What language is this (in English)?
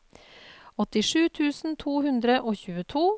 Norwegian